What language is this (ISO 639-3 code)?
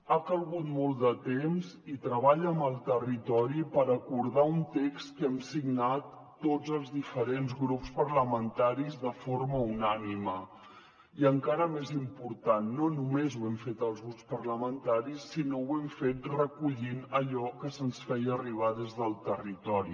cat